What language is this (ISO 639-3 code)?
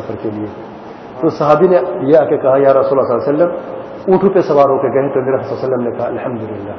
ara